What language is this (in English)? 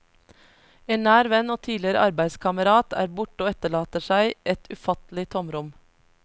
Norwegian